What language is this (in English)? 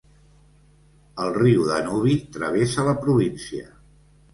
Catalan